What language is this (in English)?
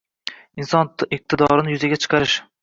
Uzbek